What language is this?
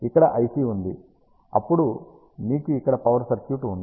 Telugu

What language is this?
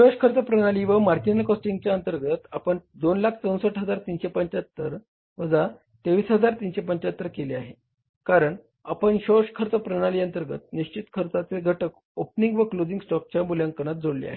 Marathi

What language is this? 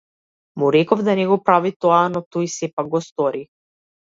Macedonian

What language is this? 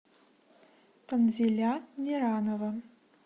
Russian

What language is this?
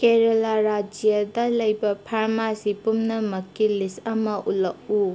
Manipuri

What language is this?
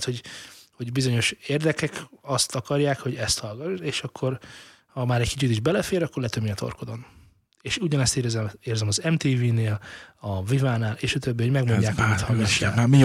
Hungarian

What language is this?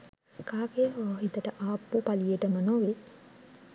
Sinhala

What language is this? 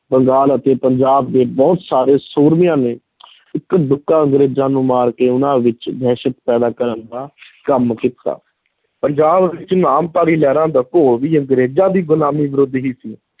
Punjabi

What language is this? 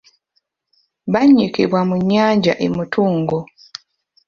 Ganda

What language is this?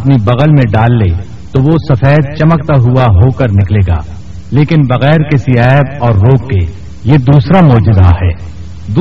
Urdu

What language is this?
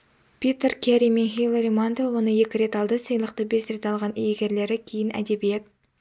Kazakh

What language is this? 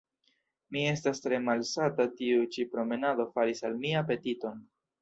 Esperanto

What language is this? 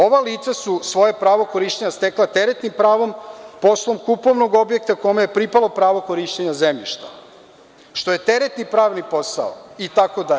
Serbian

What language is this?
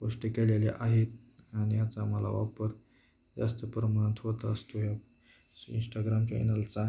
Marathi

